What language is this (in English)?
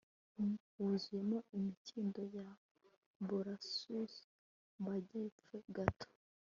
Kinyarwanda